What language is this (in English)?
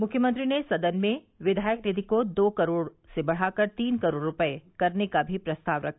Hindi